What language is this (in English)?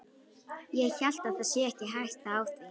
Icelandic